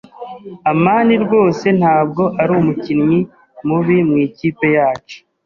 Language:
Kinyarwanda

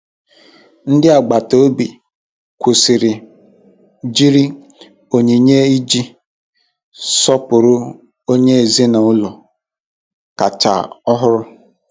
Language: Igbo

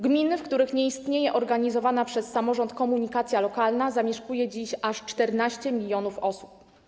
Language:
Polish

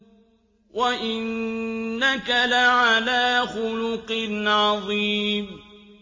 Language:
Arabic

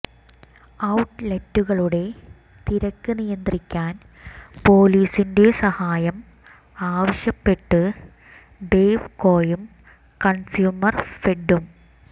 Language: Malayalam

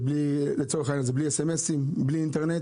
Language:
Hebrew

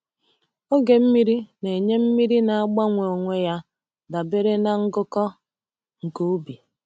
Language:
Igbo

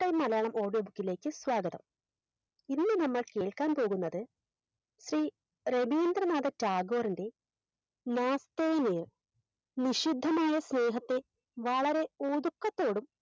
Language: Malayalam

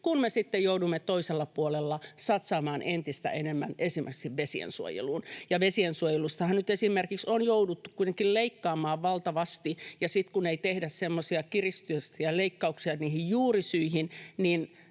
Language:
Finnish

